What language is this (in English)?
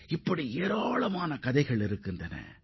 Tamil